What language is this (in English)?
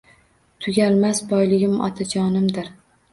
Uzbek